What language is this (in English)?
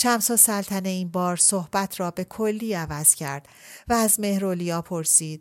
Persian